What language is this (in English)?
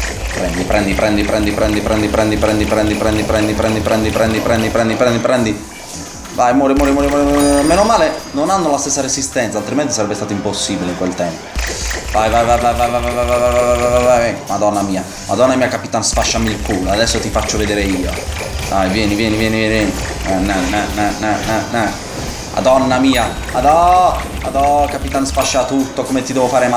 Italian